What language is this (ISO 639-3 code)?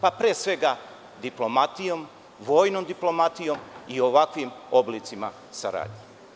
srp